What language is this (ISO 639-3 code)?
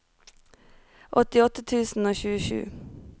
nor